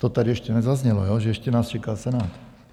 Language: Czech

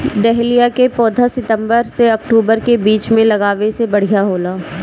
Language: Bhojpuri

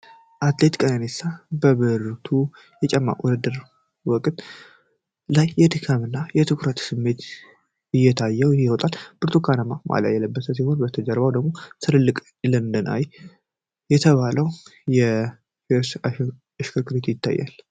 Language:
Amharic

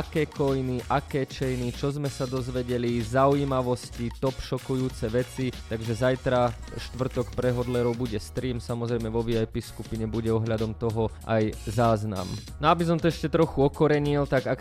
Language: Slovak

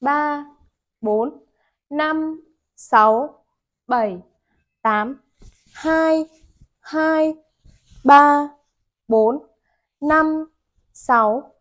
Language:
Vietnamese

